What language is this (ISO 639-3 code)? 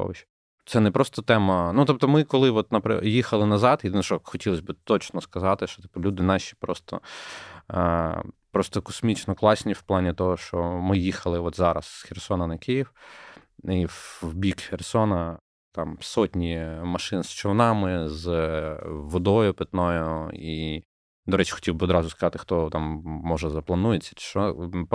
ukr